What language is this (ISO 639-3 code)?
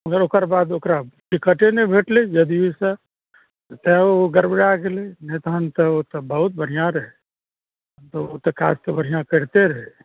mai